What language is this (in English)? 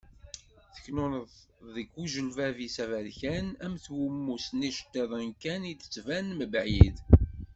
Kabyle